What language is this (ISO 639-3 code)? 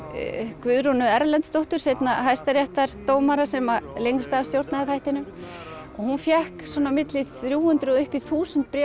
isl